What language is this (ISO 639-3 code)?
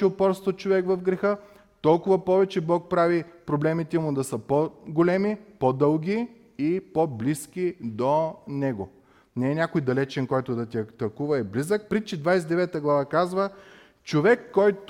bul